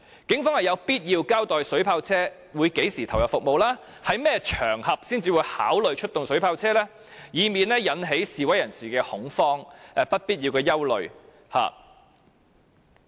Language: Cantonese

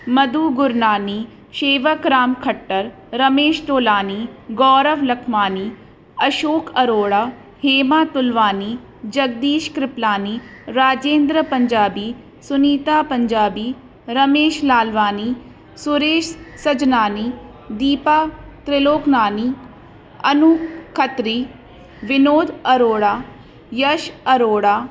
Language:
Sindhi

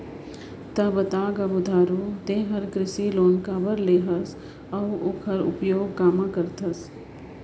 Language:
Chhattisgarhi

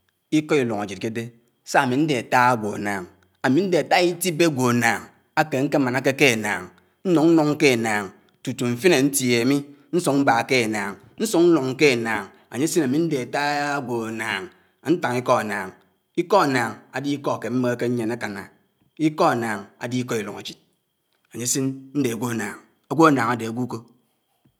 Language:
Anaang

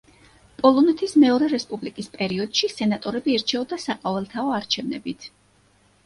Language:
Georgian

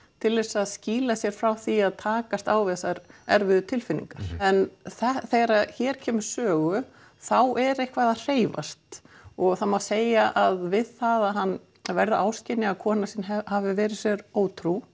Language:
Icelandic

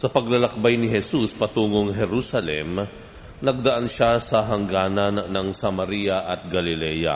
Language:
Filipino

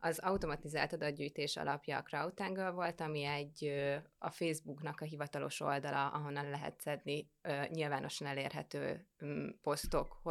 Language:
Hungarian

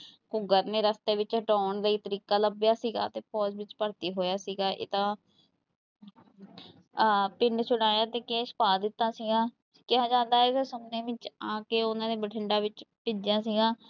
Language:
Punjabi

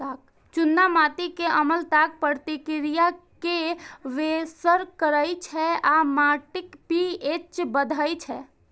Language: Maithili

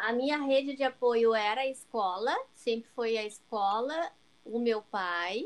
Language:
Portuguese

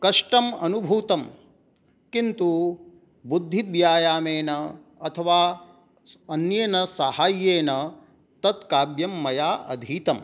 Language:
Sanskrit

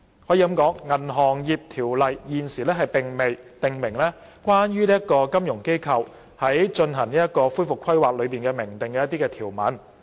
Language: Cantonese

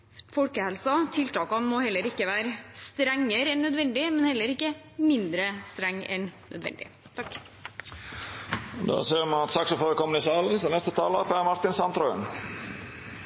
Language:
Norwegian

